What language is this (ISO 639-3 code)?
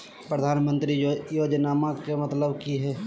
mag